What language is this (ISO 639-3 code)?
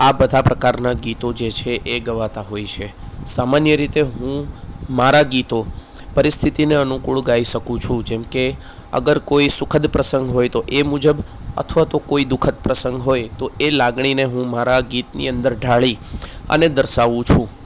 guj